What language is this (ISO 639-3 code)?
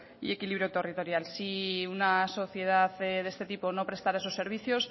spa